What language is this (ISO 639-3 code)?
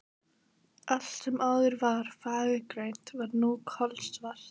isl